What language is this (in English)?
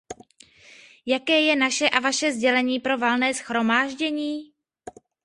Czech